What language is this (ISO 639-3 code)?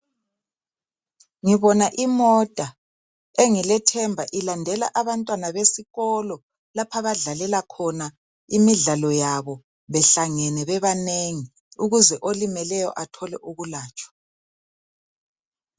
nde